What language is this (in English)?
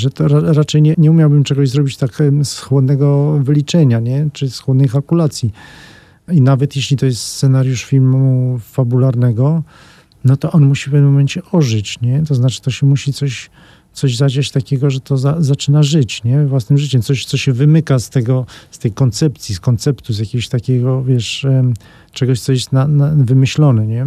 Polish